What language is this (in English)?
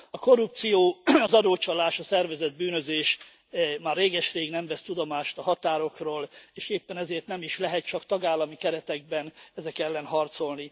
Hungarian